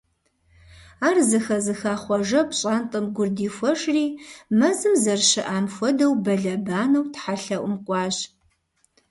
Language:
Kabardian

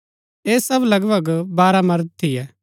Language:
Gaddi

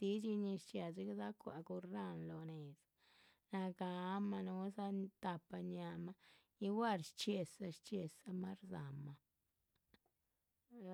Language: Chichicapan Zapotec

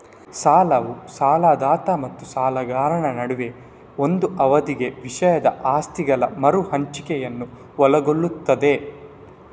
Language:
Kannada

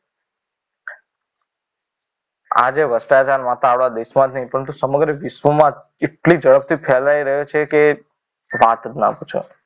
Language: Gujarati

